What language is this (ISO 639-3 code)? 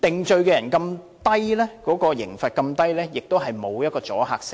yue